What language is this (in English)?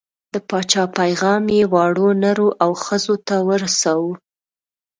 Pashto